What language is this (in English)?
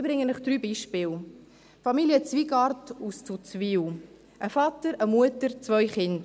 Swiss German